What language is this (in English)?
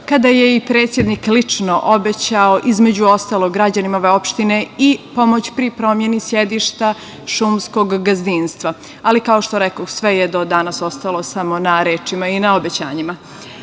Serbian